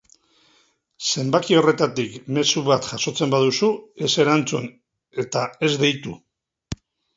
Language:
Basque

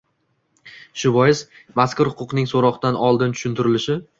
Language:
Uzbek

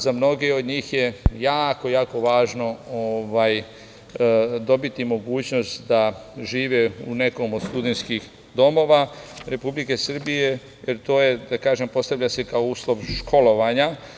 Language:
Serbian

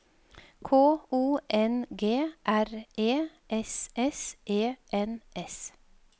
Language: Norwegian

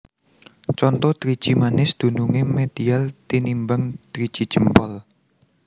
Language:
Javanese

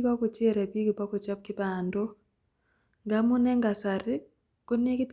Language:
Kalenjin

